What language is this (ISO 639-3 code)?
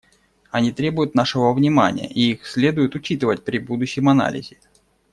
rus